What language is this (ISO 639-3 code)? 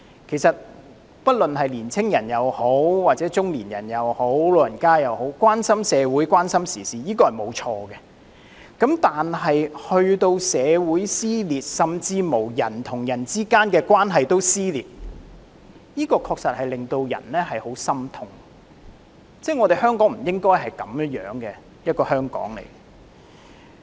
yue